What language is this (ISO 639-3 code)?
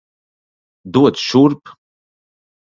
lav